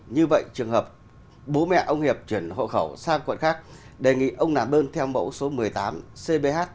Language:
Vietnamese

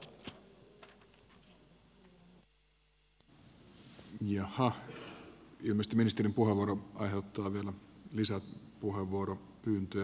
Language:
Finnish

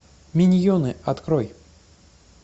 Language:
Russian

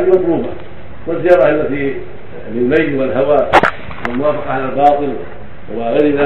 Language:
Arabic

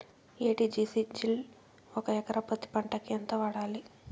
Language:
Telugu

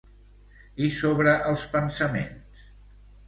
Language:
Catalan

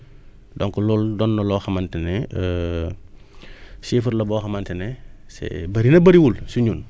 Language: Wolof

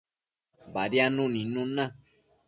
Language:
Matsés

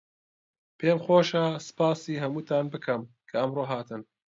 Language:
Central Kurdish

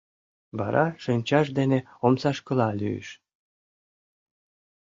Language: Mari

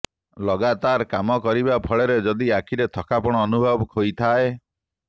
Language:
Odia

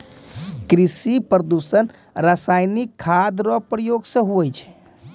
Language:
Maithili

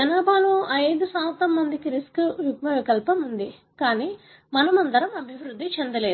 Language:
Telugu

